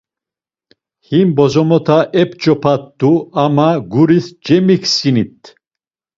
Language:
Laz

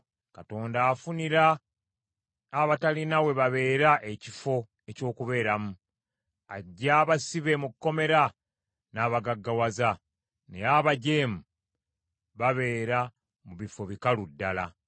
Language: Ganda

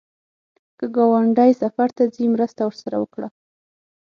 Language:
Pashto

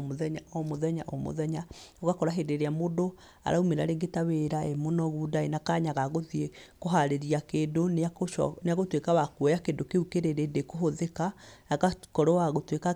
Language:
Kikuyu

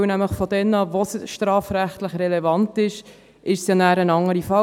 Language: Swiss German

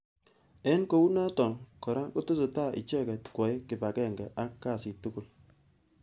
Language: Kalenjin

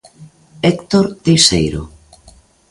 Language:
Galician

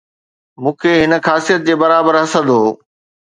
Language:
Sindhi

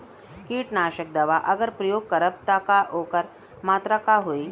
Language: Bhojpuri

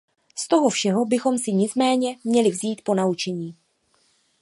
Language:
Czech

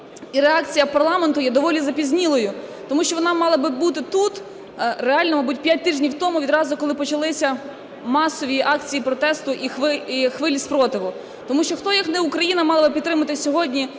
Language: Ukrainian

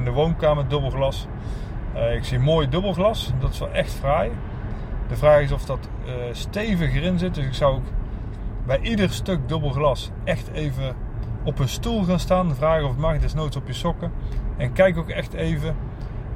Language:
Dutch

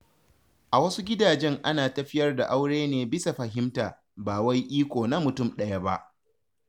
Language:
Hausa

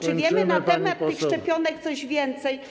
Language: Polish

